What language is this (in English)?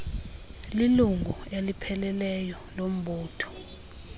Xhosa